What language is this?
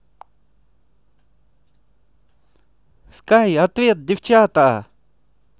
Russian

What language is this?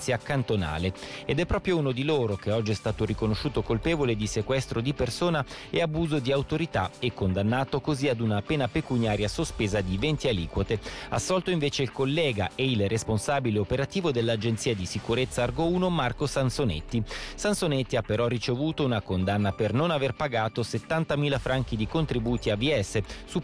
Italian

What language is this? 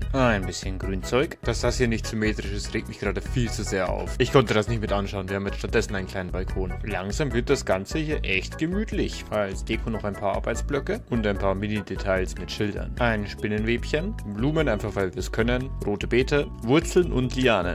German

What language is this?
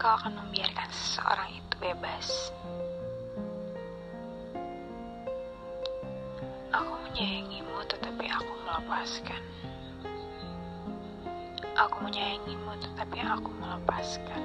Indonesian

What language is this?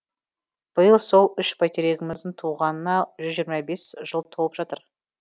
Kazakh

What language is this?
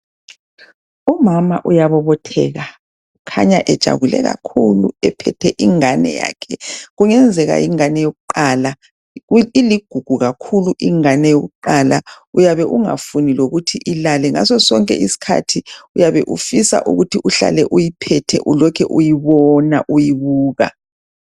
North Ndebele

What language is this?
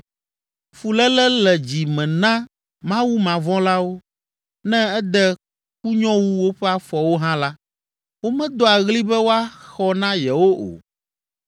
Ewe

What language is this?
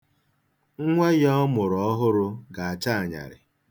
Igbo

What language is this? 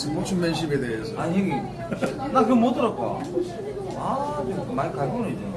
Korean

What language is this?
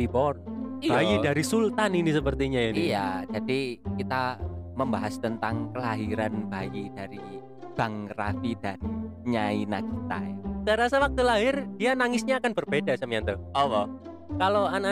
Indonesian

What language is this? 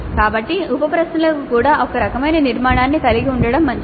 Telugu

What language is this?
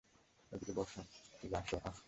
Bangla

